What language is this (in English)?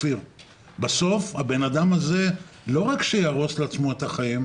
Hebrew